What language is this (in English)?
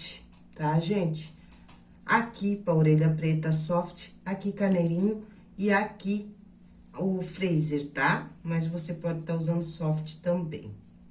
Portuguese